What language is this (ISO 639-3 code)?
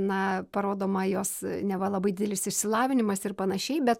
lit